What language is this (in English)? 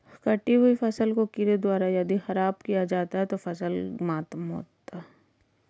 Hindi